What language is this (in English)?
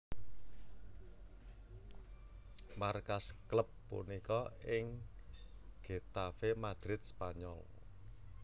Javanese